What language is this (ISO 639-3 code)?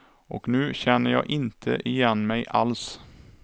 swe